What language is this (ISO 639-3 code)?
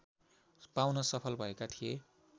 nep